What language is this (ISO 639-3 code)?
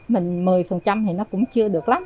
vie